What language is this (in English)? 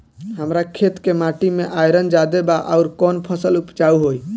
Bhojpuri